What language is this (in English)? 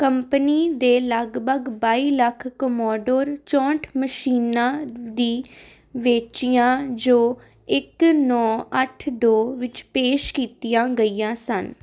Punjabi